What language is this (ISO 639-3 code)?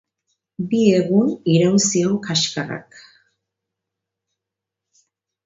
eus